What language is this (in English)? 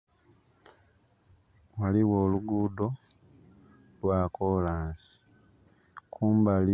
Soga